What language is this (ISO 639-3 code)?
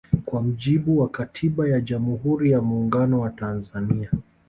swa